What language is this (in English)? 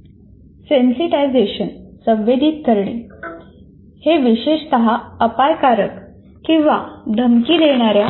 Marathi